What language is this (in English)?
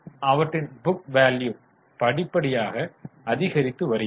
Tamil